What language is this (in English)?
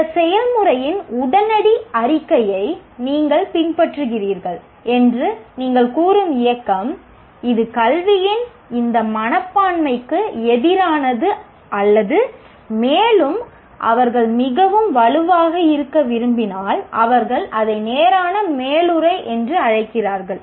Tamil